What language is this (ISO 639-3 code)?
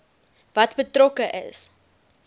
afr